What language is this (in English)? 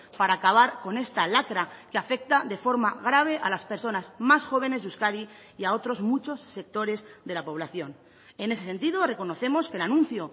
Spanish